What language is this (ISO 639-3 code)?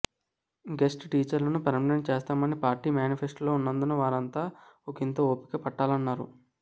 tel